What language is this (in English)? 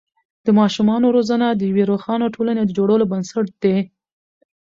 Pashto